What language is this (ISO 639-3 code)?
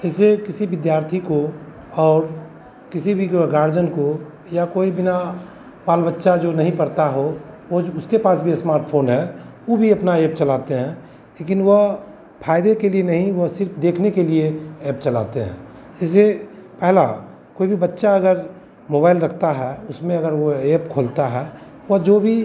hin